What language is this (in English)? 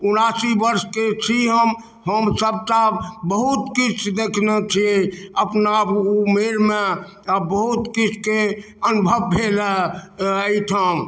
Maithili